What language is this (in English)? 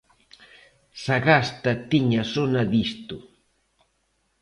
Galician